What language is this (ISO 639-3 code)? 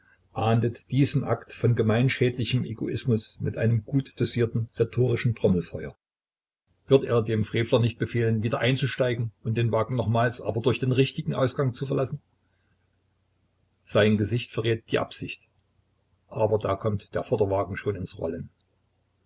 deu